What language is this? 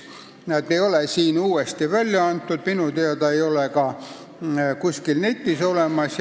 Estonian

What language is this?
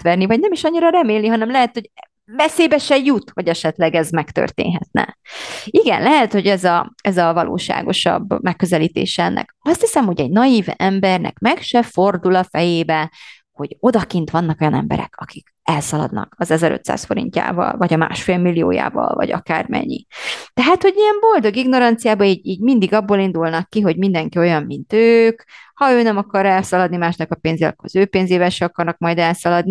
Hungarian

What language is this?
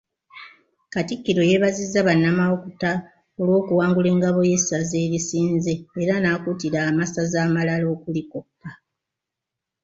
Ganda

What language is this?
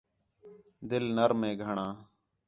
Khetrani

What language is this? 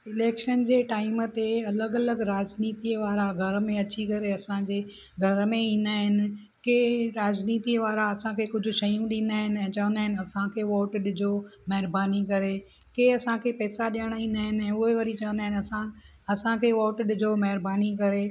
Sindhi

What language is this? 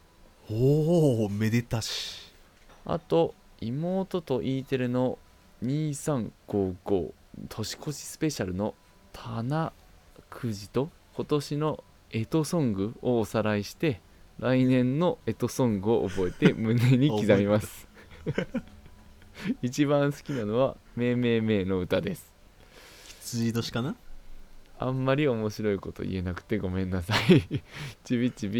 Japanese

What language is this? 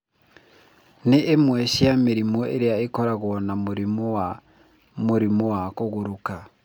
Kikuyu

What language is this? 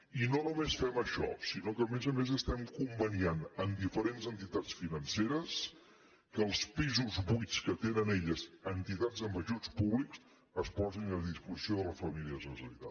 Catalan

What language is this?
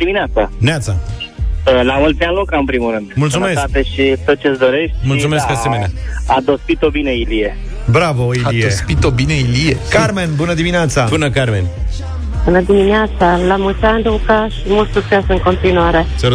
Romanian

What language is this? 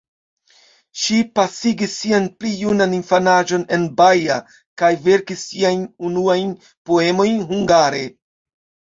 Esperanto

